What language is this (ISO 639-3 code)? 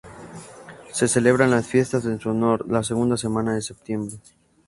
spa